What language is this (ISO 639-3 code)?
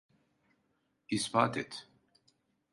tur